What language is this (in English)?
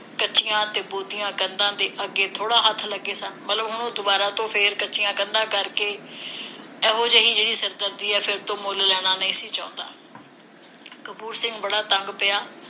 Punjabi